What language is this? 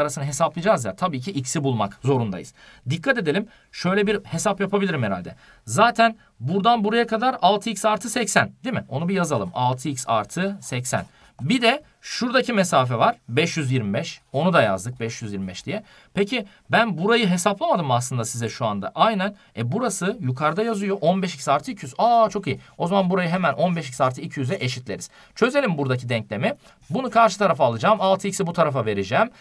Turkish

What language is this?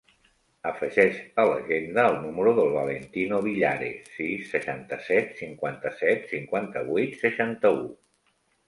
Catalan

